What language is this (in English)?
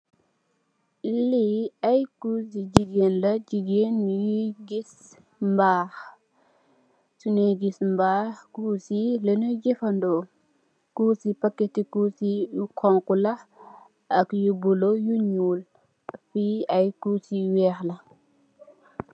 Wolof